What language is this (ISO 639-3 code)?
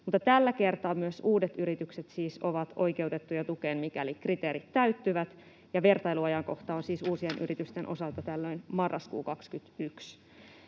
fin